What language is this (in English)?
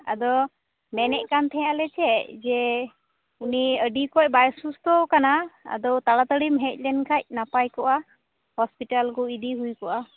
Santali